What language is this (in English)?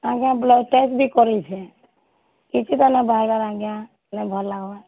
Odia